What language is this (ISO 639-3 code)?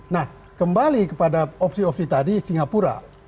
ind